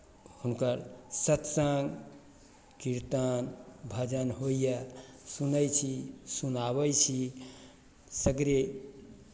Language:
Maithili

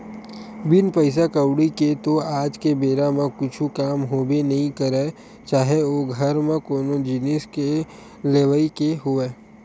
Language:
Chhattisgarhi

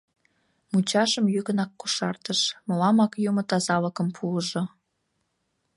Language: Mari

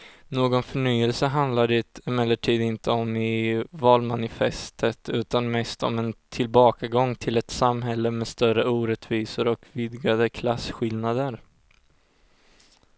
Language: Swedish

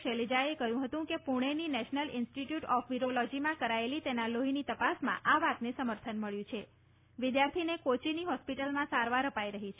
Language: Gujarati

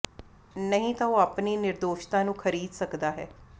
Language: Punjabi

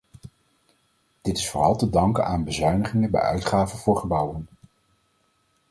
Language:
Dutch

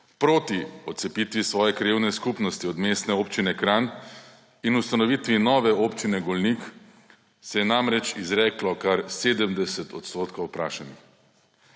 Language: Slovenian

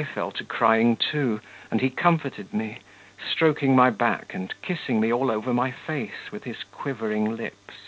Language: English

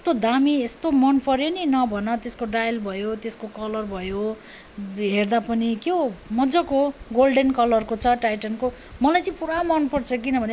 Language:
Nepali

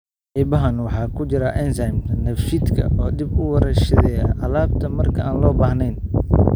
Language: Somali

